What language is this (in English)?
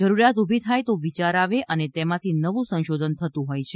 Gujarati